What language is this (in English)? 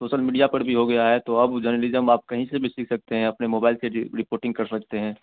Hindi